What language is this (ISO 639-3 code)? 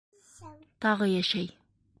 bak